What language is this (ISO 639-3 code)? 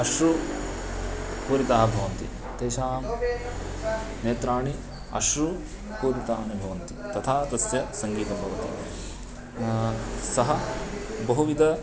san